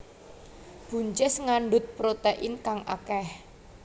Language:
Javanese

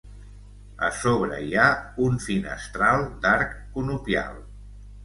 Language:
Catalan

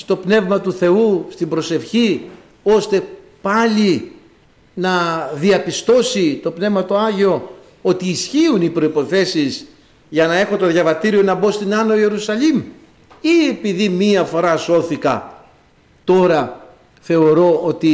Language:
Greek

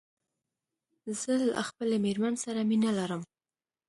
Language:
Pashto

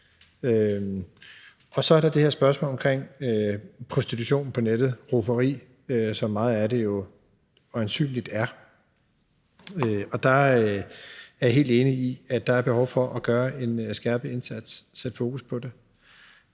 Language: Danish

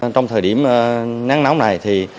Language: Vietnamese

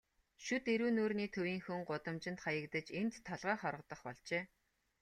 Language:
Mongolian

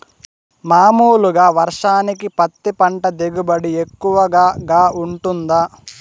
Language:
Telugu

